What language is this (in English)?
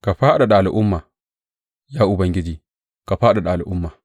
Hausa